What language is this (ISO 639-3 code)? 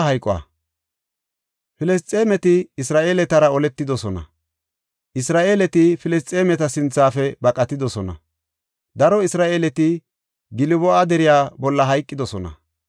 gof